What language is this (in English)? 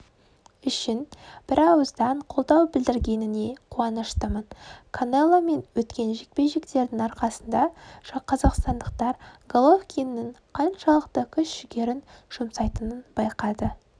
Kazakh